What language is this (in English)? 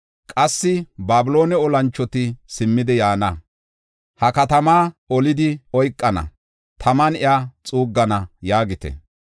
Gofa